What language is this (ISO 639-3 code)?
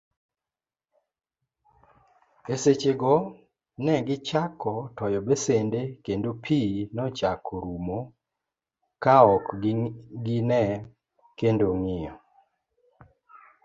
luo